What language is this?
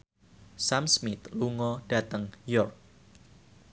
Javanese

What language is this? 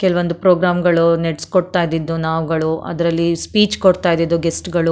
Kannada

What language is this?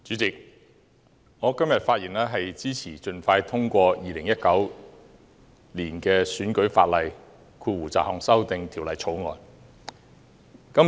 Cantonese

